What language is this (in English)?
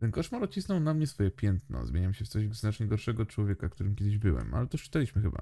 Polish